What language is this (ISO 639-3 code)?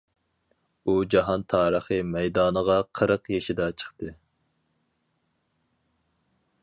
uig